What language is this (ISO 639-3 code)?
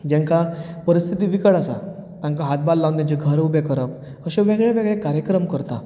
kok